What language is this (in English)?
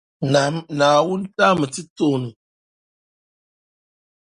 Dagbani